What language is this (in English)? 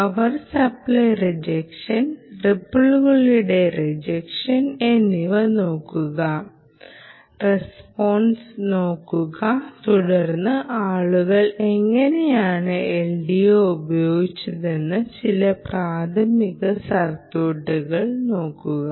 Malayalam